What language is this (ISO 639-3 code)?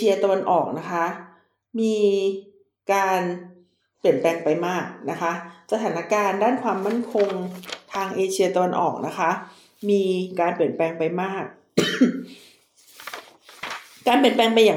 tha